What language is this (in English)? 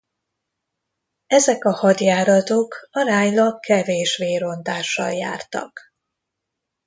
Hungarian